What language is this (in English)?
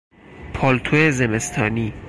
Persian